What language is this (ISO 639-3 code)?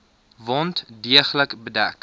afr